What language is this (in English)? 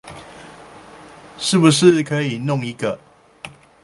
Chinese